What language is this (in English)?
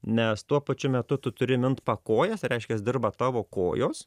Lithuanian